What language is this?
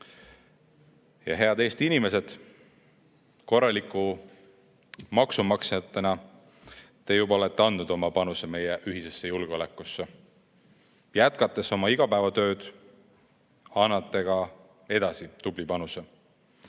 Estonian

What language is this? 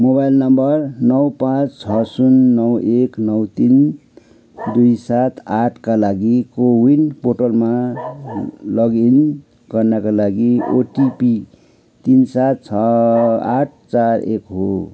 Nepali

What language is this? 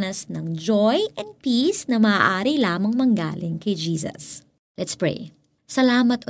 Filipino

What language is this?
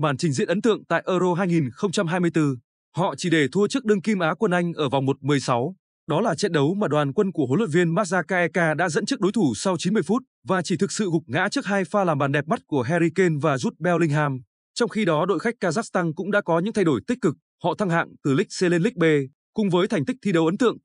Vietnamese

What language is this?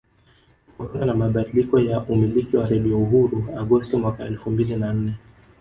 Swahili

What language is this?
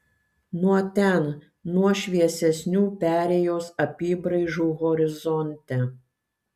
Lithuanian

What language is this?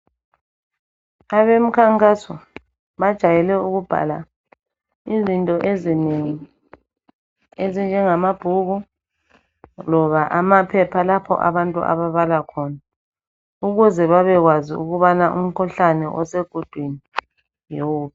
North Ndebele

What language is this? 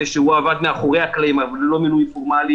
Hebrew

